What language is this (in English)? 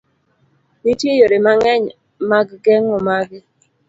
Luo (Kenya and Tanzania)